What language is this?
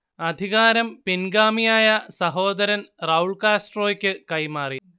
Malayalam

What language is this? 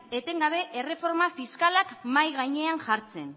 Basque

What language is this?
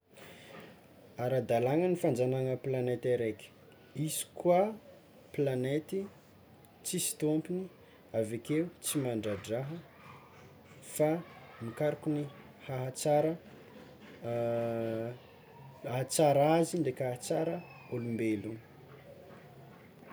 Tsimihety Malagasy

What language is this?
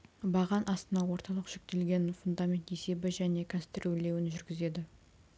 Kazakh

